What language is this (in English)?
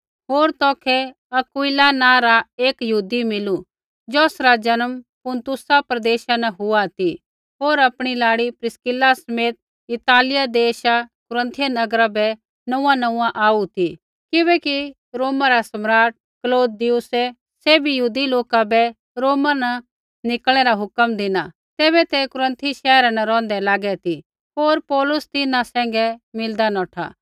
Kullu Pahari